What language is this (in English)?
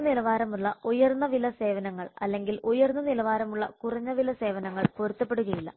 Malayalam